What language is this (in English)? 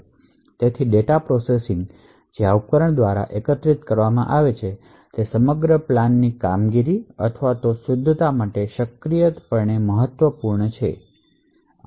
Gujarati